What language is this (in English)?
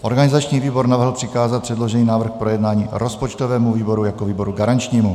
Czech